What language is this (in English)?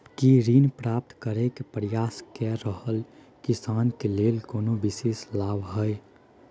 Maithili